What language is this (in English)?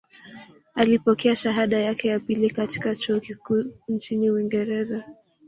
Swahili